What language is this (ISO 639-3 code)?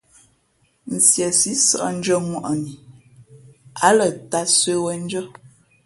fmp